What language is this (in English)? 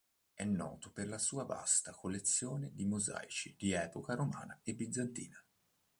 Italian